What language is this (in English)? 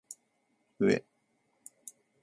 Japanese